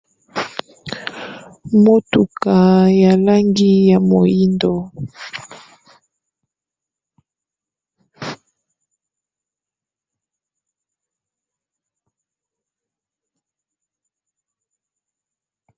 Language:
Lingala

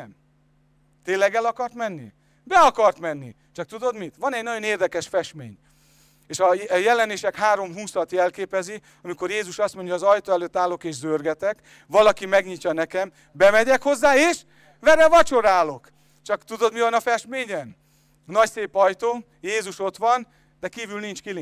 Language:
Hungarian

